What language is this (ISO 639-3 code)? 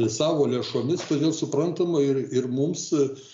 lit